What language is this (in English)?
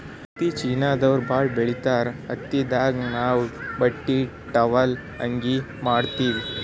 Kannada